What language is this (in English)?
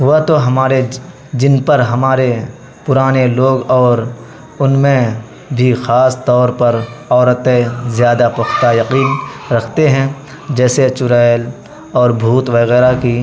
Urdu